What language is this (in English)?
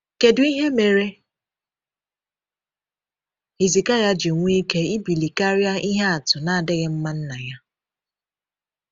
Igbo